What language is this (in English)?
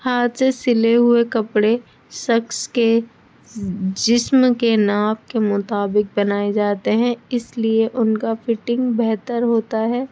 Urdu